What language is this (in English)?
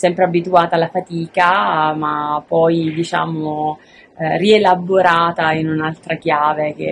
Italian